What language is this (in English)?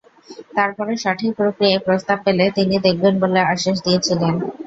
Bangla